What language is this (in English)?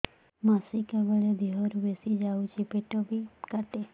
Odia